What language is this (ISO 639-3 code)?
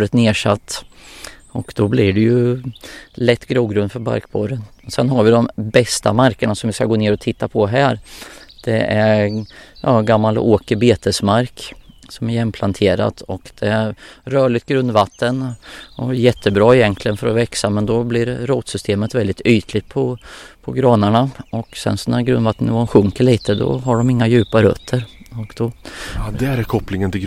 swe